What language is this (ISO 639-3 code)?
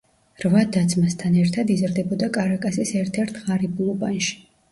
kat